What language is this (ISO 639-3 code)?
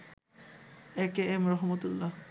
ben